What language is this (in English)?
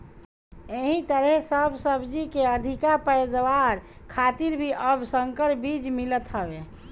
Bhojpuri